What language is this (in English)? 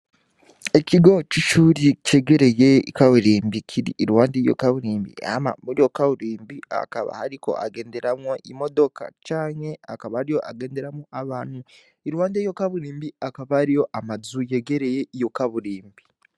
Rundi